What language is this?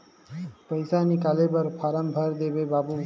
Chhattisgarhi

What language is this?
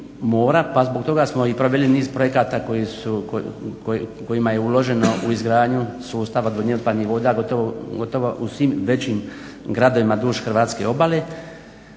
Croatian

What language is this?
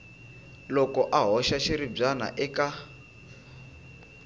Tsonga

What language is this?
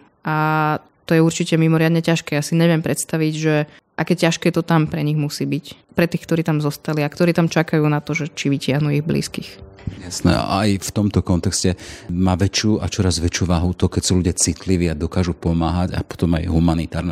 Slovak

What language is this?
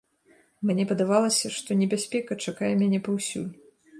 Belarusian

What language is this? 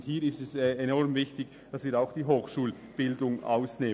Swiss German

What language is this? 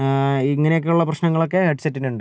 Malayalam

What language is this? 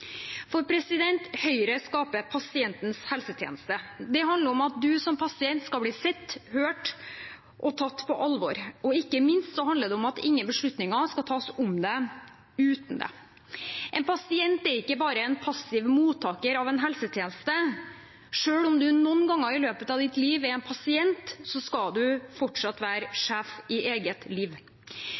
Norwegian Bokmål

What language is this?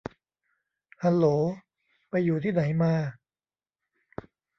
Thai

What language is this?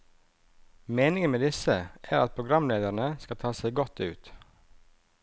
Norwegian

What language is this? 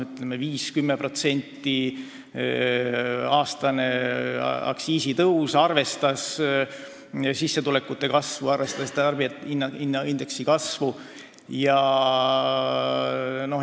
Estonian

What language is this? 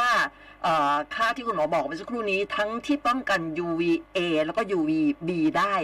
Thai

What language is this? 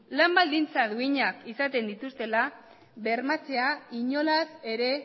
Basque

